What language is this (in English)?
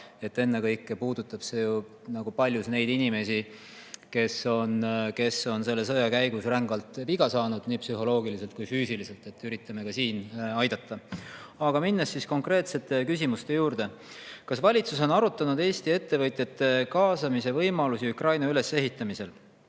Estonian